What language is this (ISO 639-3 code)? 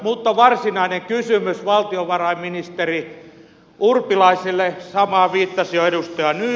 fin